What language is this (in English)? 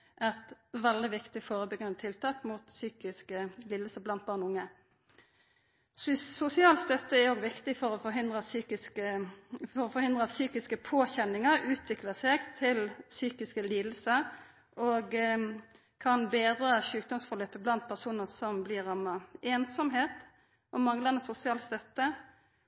Norwegian Nynorsk